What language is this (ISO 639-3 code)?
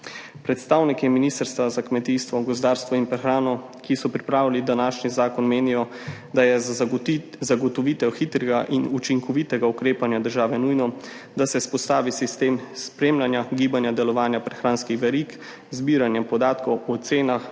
slv